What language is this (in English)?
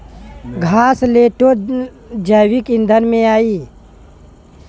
Bhojpuri